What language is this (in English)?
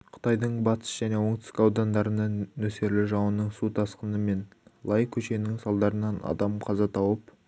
Kazakh